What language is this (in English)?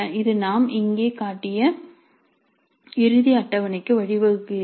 Tamil